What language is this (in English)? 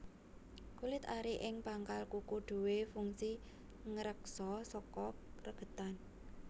Javanese